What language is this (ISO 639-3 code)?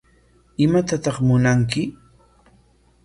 qwa